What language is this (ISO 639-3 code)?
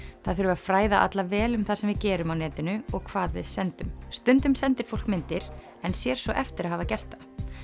isl